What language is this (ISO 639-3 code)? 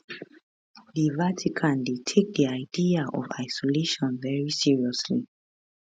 pcm